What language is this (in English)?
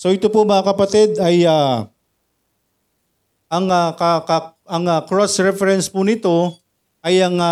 Filipino